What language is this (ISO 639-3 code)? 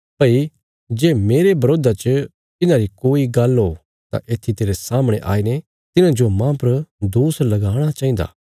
kfs